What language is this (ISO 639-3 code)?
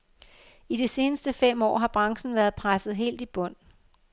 dan